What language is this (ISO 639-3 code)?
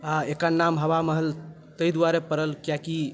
mai